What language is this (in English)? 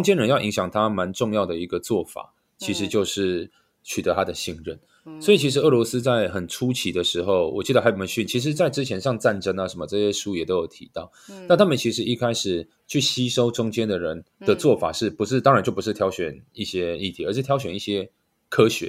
Chinese